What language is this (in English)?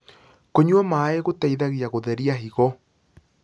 Kikuyu